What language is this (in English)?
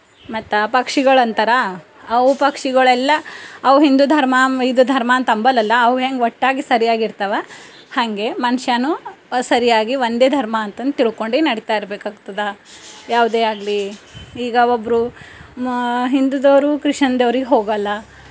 Kannada